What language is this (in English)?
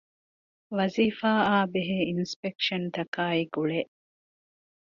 Divehi